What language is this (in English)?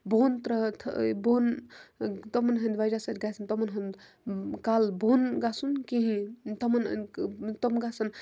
Kashmiri